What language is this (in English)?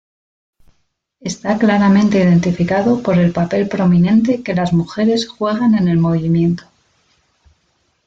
Spanish